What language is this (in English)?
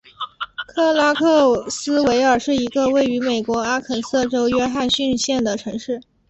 Chinese